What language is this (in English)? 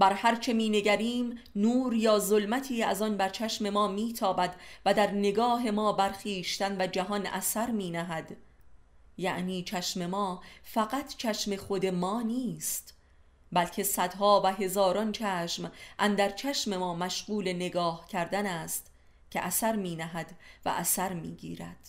Persian